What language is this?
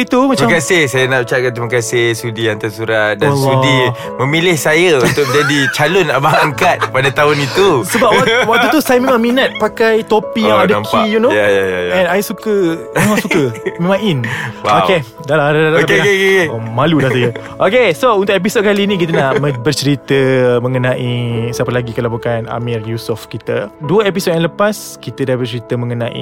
Malay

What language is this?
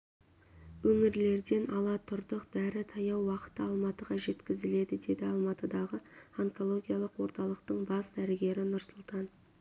Kazakh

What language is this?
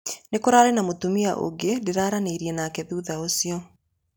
Kikuyu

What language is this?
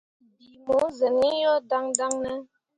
Mundang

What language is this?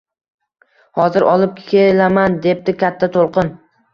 Uzbek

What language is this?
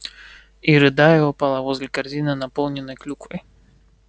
Russian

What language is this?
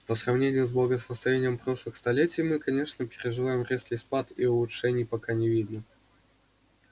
Russian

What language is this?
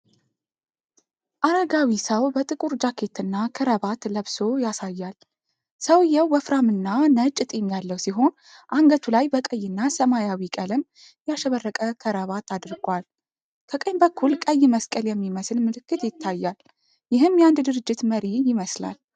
Amharic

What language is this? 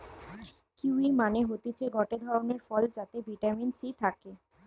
Bangla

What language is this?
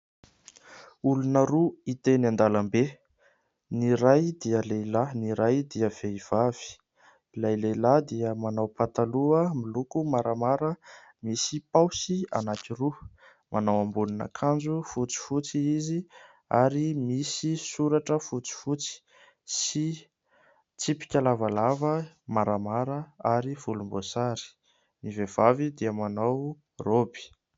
Malagasy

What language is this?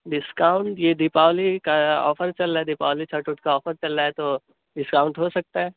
Urdu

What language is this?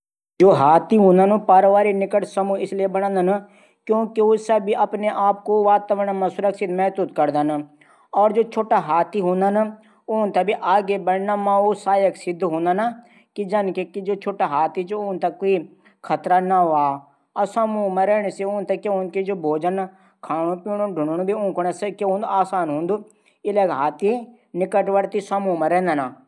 Garhwali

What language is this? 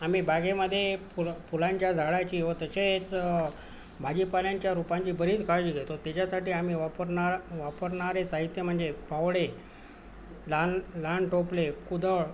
Marathi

